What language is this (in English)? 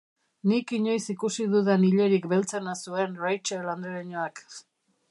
Basque